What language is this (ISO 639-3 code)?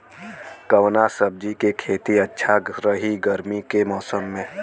bho